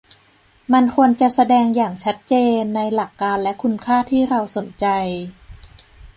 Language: Thai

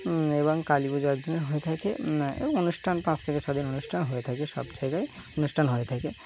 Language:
Bangla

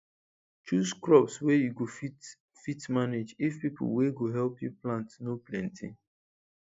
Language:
Nigerian Pidgin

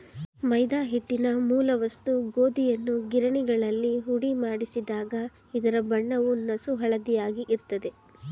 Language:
Kannada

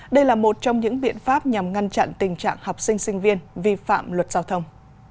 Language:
Vietnamese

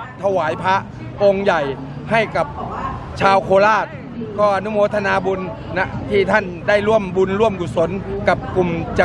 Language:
Thai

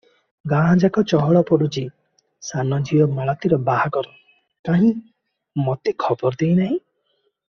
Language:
Odia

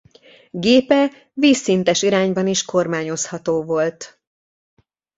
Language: Hungarian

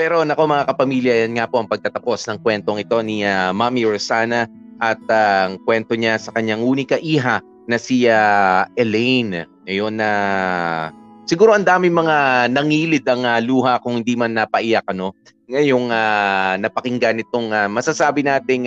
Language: Filipino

